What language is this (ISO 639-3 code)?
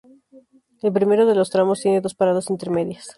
spa